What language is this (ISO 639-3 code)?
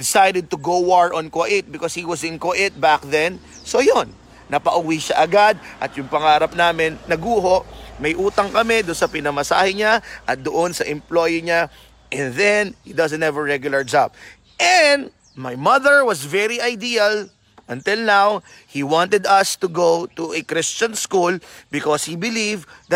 fil